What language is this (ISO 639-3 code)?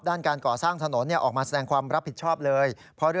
tha